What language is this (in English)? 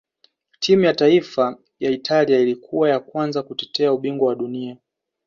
Swahili